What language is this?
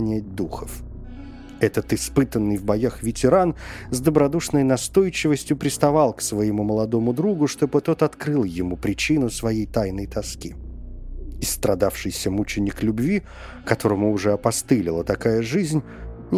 Russian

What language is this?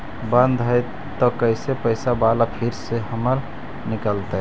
Magahi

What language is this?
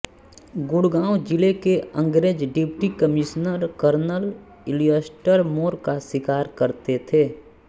Hindi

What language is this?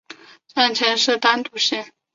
Chinese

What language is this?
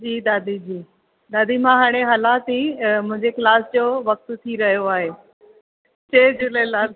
Sindhi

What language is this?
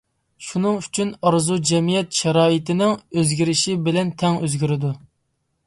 Uyghur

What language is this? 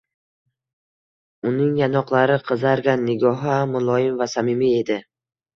Uzbek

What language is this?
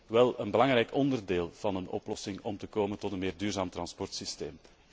Dutch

